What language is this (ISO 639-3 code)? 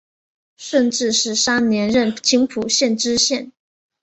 zho